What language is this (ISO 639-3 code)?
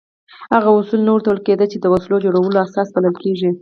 pus